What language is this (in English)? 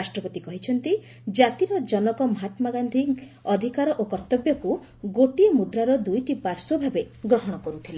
Odia